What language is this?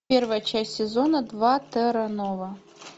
Russian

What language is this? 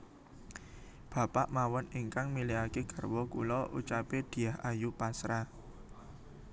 Javanese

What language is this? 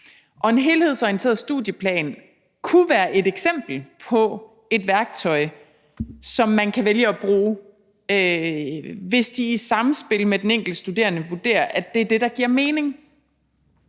Danish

